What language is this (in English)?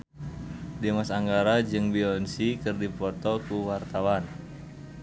Sundanese